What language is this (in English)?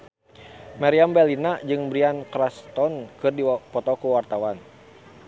Sundanese